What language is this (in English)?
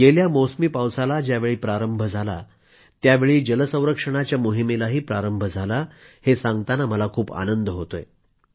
Marathi